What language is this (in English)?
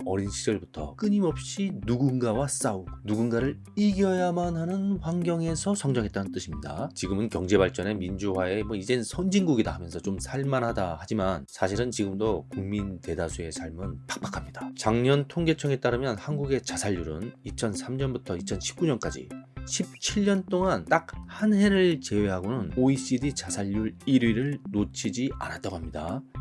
Korean